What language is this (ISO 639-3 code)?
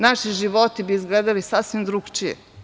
srp